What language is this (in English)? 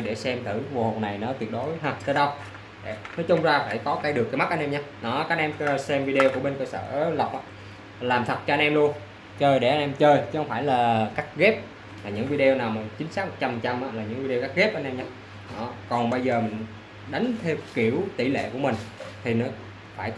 Vietnamese